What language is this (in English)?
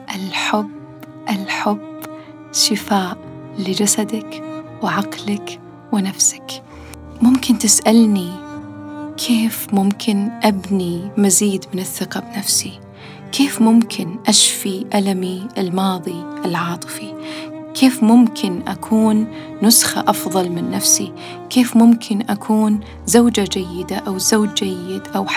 Arabic